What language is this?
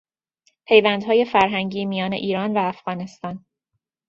Persian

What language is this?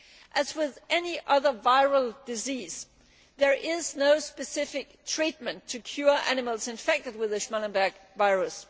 English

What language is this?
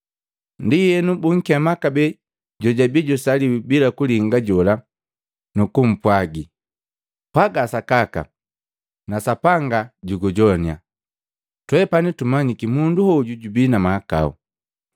Matengo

